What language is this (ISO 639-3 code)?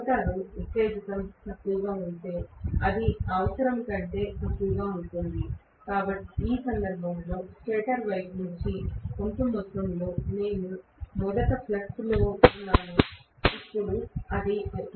tel